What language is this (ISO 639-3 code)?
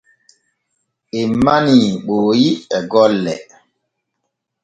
fue